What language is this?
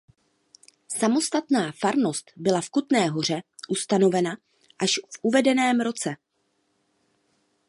Czech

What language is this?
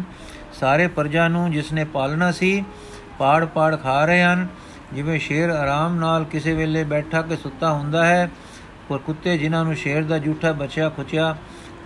Punjabi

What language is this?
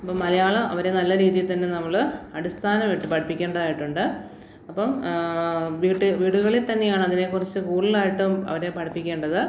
Malayalam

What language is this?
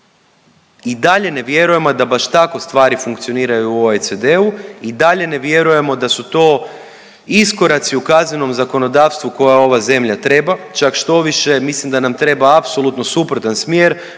Croatian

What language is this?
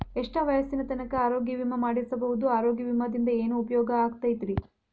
Kannada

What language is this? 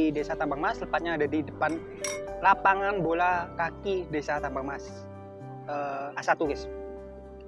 Indonesian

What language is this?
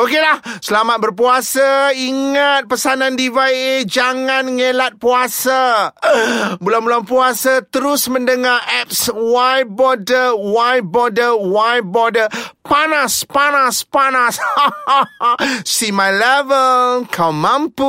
Malay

